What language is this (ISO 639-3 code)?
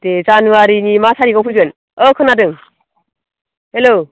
brx